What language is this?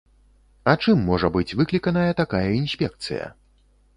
Belarusian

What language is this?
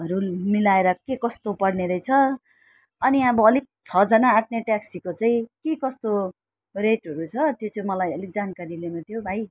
Nepali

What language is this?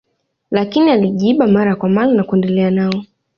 Swahili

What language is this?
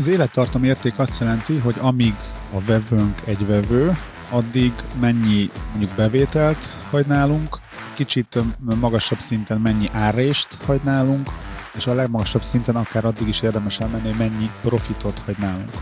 Hungarian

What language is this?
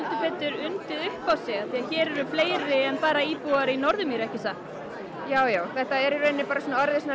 Icelandic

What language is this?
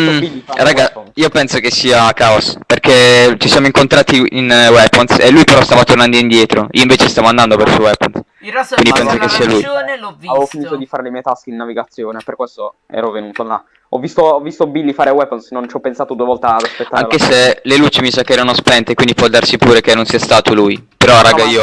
Italian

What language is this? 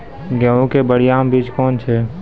Maithili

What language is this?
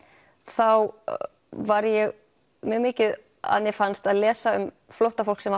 Icelandic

